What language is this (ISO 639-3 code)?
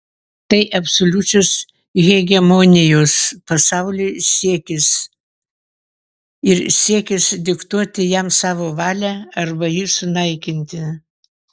lit